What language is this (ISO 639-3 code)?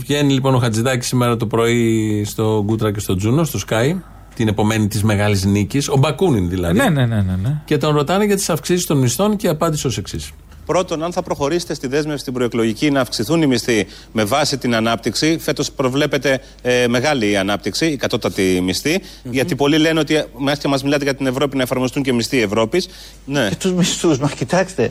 ell